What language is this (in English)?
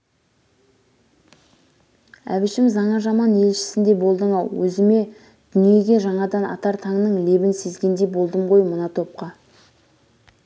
Kazakh